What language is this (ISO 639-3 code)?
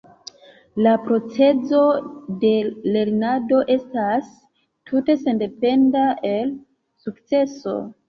epo